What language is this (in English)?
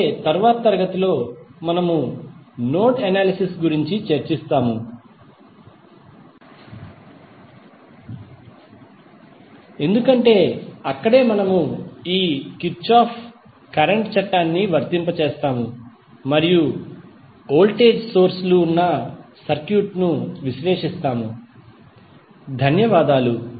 Telugu